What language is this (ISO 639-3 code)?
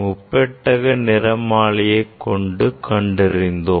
tam